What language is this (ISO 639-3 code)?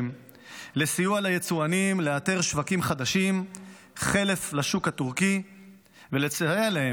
heb